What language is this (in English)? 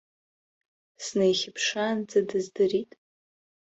Abkhazian